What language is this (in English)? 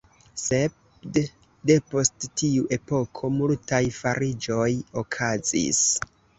Esperanto